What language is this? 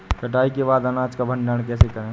Hindi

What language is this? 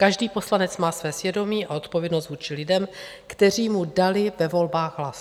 Czech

